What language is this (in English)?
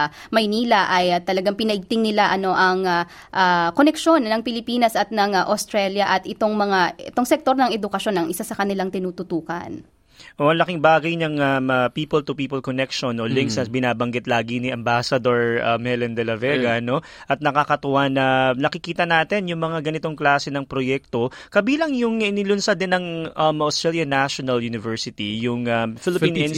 Filipino